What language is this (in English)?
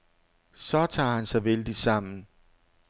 Danish